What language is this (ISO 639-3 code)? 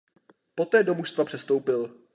ces